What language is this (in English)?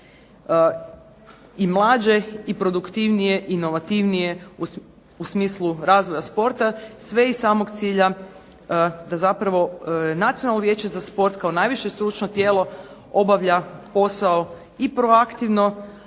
Croatian